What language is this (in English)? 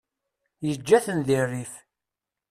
Kabyle